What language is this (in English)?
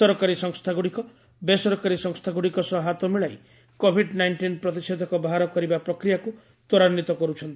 Odia